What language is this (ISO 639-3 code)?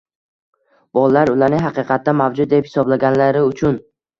uzb